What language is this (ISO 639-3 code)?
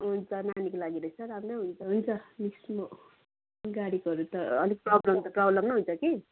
nep